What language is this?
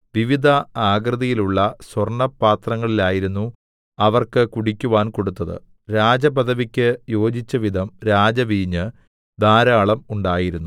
Malayalam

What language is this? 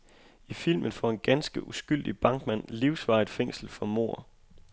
Danish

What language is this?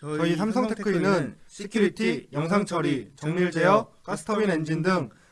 Korean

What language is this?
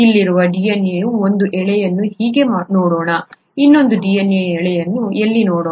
Kannada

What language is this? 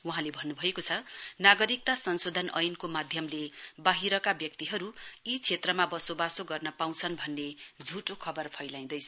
Nepali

